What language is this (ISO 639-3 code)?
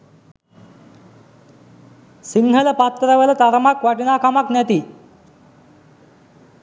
sin